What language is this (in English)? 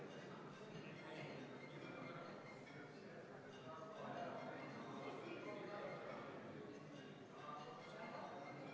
Estonian